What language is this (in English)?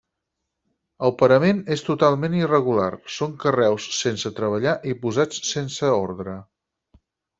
Catalan